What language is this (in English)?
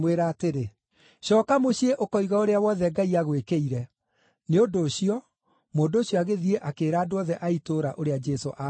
Kikuyu